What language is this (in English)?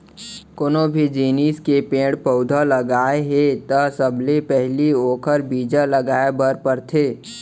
Chhattisgarhi